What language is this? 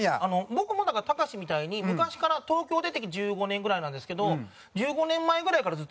Japanese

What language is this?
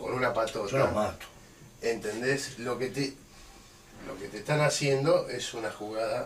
Spanish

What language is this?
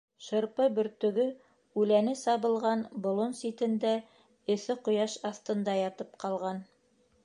Bashkir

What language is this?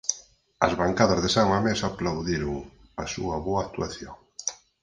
Galician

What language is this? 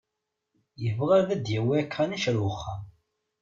Kabyle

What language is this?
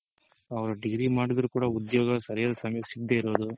Kannada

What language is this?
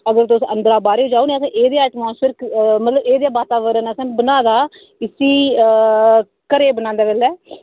Dogri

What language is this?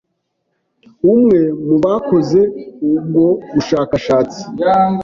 Kinyarwanda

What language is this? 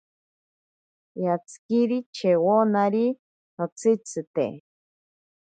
Ashéninka Perené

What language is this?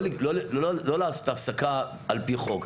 Hebrew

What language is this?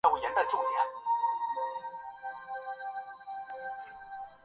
Chinese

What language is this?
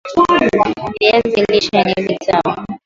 Swahili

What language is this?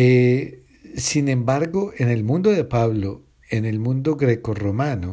Spanish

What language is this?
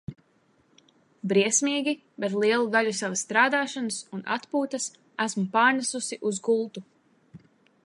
Latvian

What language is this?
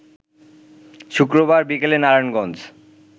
Bangla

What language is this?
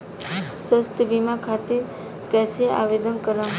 Bhojpuri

